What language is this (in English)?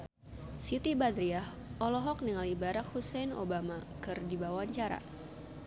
Sundanese